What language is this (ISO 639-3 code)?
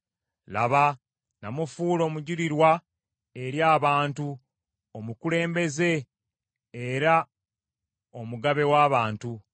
lug